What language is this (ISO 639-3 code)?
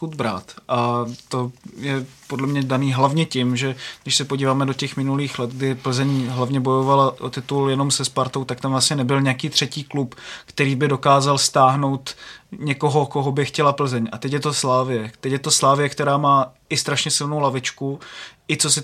ces